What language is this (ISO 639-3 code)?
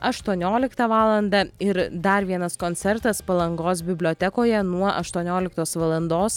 lit